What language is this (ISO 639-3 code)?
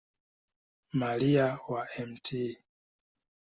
swa